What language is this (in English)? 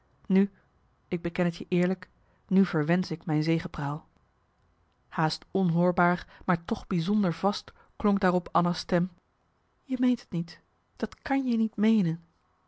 Dutch